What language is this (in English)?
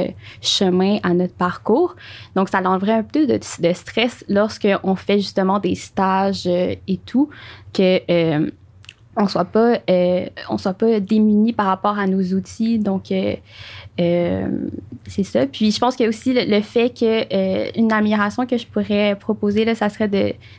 French